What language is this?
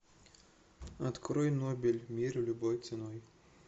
Russian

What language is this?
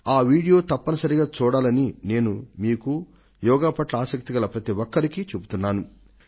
Telugu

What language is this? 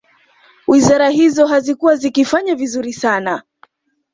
Swahili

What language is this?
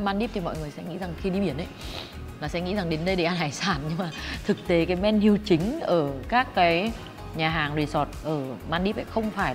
Vietnamese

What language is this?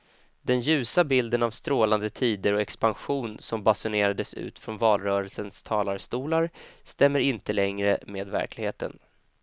Swedish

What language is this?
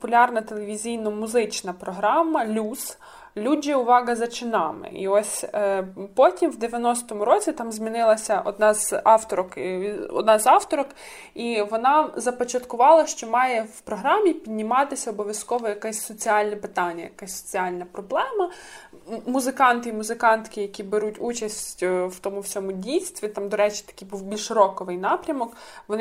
Ukrainian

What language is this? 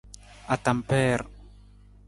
Nawdm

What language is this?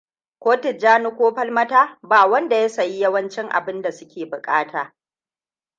Hausa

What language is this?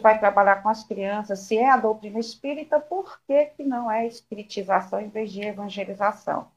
Portuguese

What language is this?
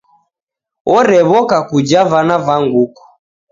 Taita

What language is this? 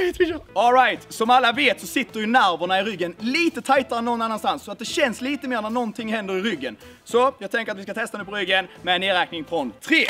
Swedish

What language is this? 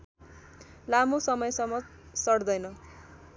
Nepali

